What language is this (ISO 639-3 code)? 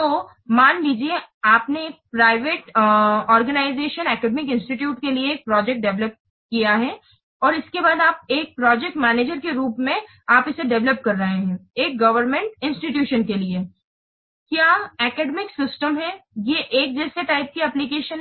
hin